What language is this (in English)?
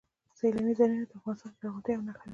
Pashto